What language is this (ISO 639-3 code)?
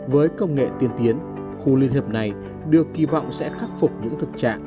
vie